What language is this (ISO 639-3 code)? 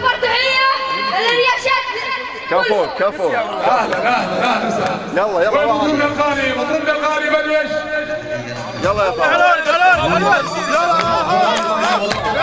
ara